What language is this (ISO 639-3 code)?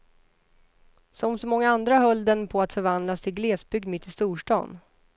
swe